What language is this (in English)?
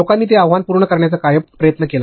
Marathi